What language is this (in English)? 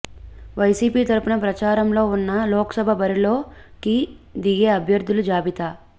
Telugu